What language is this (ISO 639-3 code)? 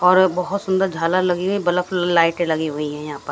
hin